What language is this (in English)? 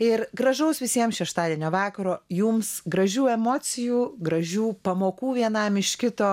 Lithuanian